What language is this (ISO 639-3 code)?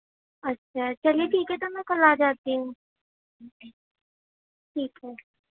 urd